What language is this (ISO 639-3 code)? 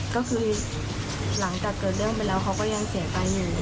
tha